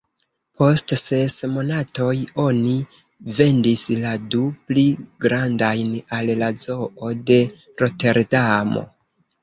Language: Esperanto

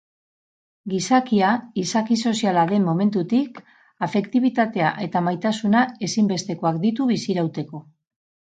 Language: Basque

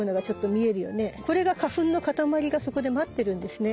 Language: Japanese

